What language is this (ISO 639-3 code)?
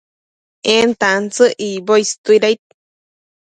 mcf